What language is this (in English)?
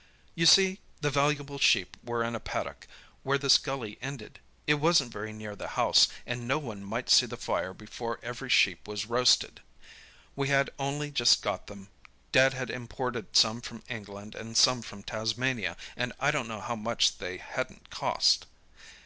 English